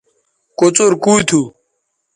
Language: Bateri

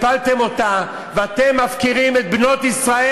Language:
Hebrew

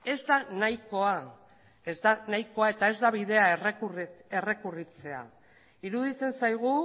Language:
Basque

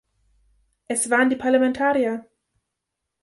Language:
German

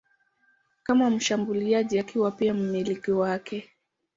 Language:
Swahili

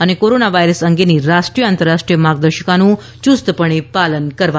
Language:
Gujarati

